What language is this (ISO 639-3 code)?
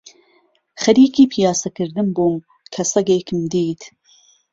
ckb